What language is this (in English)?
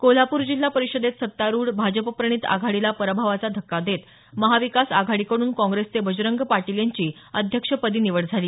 Marathi